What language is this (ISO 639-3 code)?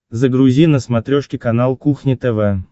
rus